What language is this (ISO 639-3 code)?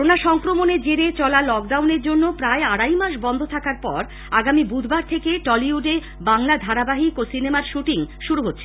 ben